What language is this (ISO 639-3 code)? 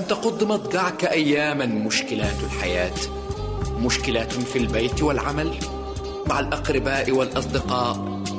ara